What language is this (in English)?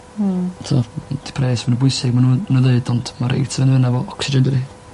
Welsh